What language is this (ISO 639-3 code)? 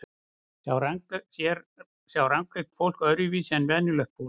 isl